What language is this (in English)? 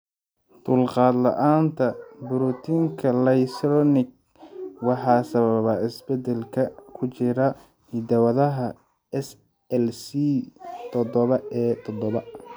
Somali